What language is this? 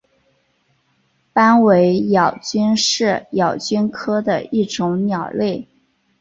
Chinese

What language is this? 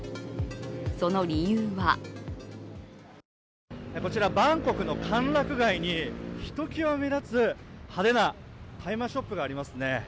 Japanese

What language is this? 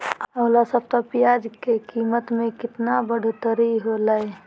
Magahi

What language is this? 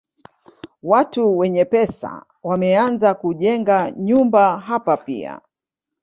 Swahili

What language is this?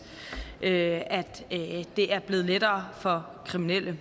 Danish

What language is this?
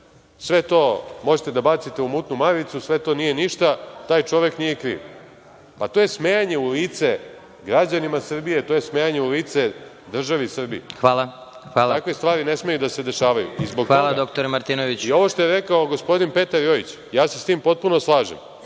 Serbian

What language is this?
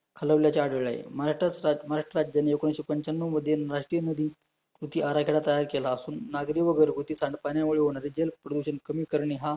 Marathi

